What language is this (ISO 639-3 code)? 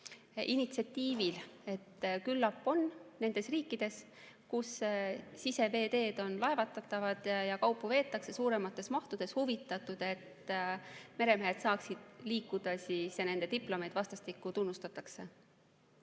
est